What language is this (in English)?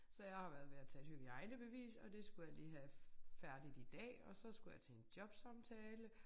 Danish